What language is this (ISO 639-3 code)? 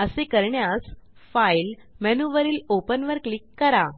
mar